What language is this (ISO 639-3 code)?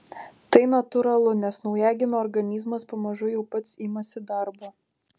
lit